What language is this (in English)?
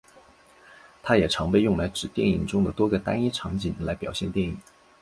Chinese